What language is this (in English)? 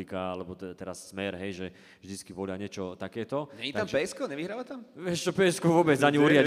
Slovak